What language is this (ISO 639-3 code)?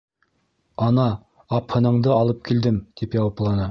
bak